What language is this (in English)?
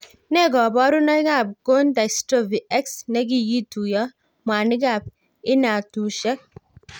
Kalenjin